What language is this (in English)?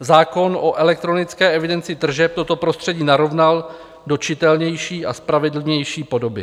Czech